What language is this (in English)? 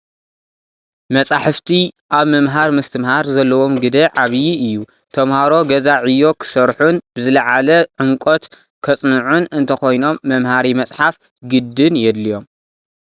Tigrinya